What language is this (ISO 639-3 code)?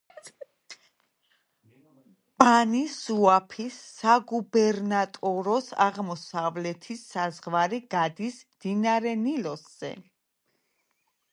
kat